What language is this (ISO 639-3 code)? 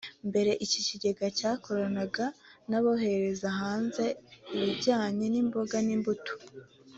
kin